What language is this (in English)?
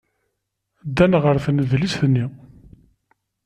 Kabyle